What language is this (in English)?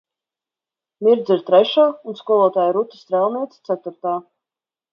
Latvian